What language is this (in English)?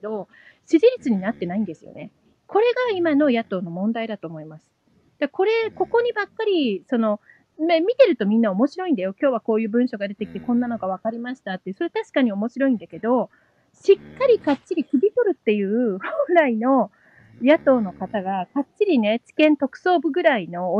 Japanese